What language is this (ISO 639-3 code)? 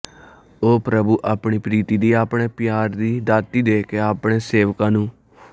pan